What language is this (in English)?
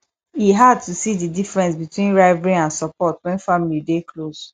Nigerian Pidgin